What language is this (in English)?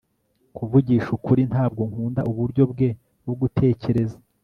Kinyarwanda